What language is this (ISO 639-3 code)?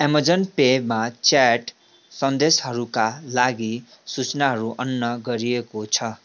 nep